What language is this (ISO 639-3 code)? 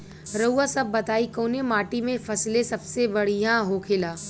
bho